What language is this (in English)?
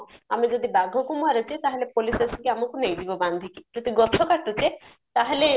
Odia